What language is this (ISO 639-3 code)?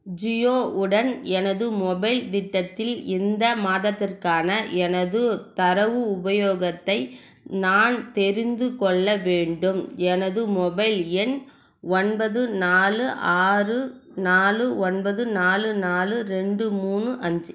tam